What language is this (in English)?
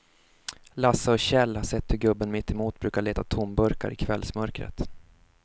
Swedish